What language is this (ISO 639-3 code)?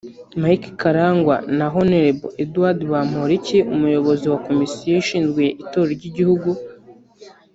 kin